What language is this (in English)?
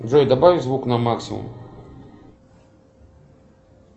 Russian